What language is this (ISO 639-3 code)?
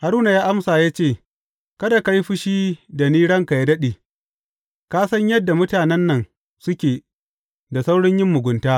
hau